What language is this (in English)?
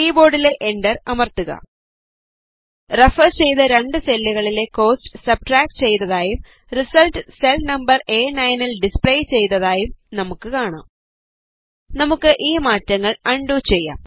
Malayalam